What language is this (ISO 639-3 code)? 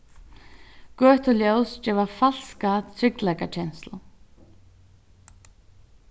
fao